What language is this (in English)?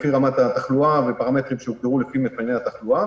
Hebrew